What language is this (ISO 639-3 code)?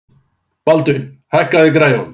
isl